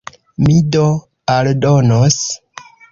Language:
Esperanto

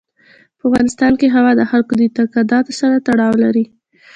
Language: Pashto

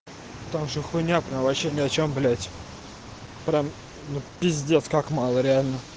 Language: Russian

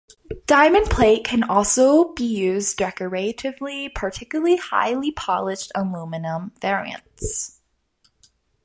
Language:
English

